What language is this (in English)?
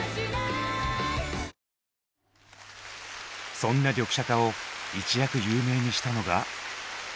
Japanese